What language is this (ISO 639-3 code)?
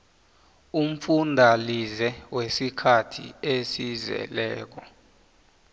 nbl